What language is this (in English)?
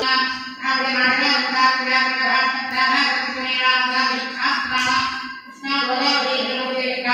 Indonesian